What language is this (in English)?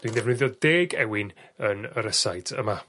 Welsh